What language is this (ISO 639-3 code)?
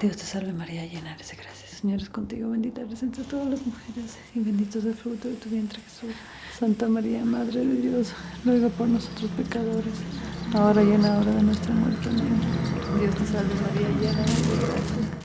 spa